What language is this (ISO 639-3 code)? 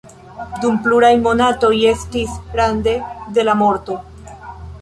epo